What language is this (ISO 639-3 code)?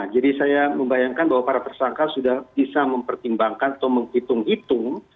ind